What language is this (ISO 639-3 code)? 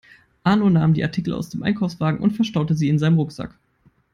eng